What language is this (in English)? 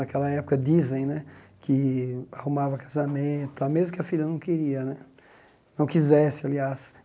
Portuguese